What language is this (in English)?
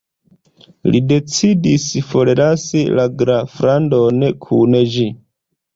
Esperanto